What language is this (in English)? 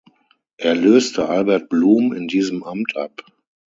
German